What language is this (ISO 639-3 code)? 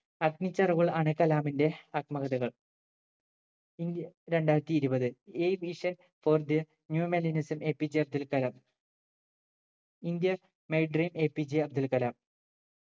mal